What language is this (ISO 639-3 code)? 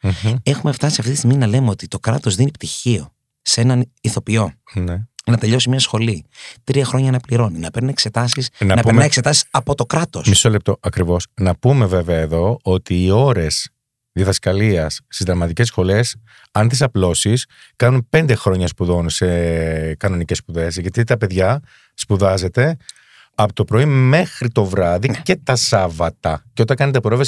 ell